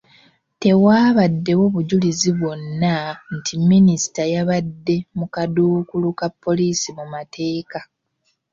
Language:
Ganda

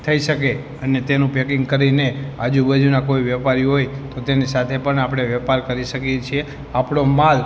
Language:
Gujarati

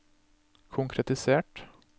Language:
Norwegian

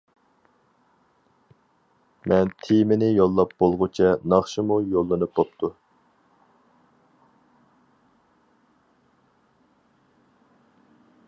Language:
Uyghur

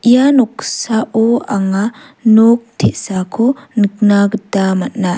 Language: Garo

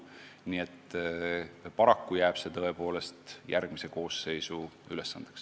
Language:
Estonian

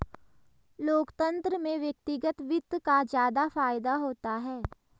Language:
Hindi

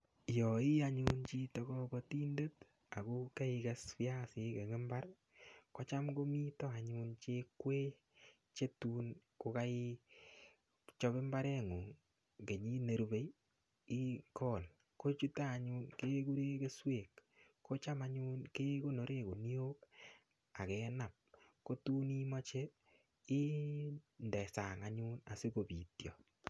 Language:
Kalenjin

